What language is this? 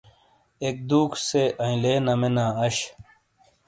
Shina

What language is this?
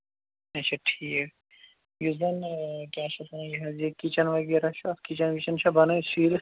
Kashmiri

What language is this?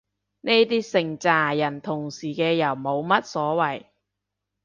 Cantonese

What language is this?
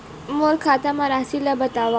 Chhattisgarhi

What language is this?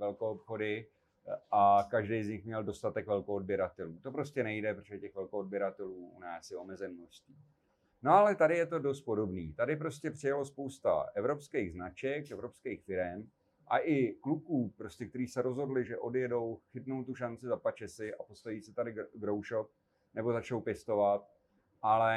Czech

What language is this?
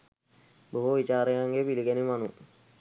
Sinhala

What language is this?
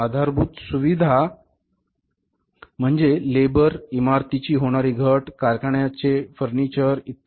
Marathi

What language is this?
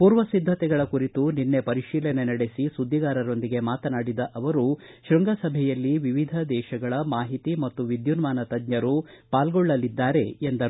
Kannada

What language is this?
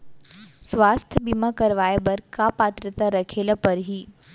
Chhattisgarhi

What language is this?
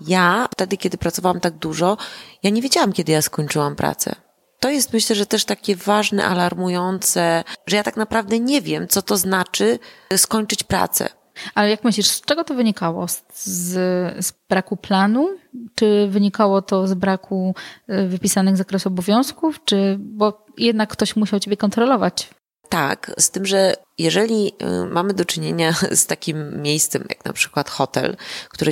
Polish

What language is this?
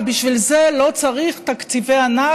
Hebrew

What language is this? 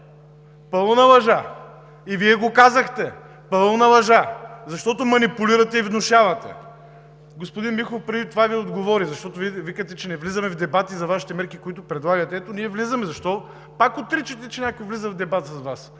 Bulgarian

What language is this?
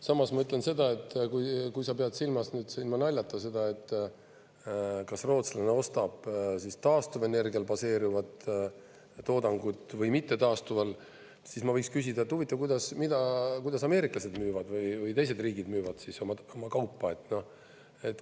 Estonian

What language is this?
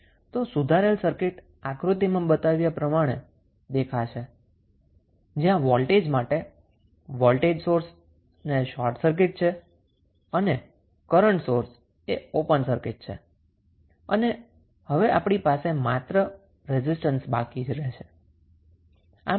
Gujarati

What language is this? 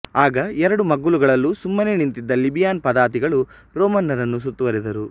Kannada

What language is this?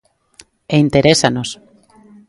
Galician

